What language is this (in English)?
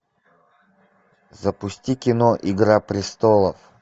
Russian